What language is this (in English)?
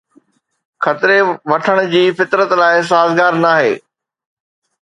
Sindhi